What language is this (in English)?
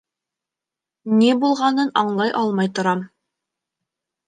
Bashkir